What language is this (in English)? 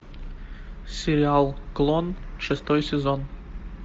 Russian